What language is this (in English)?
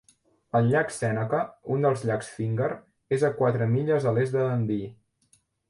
Catalan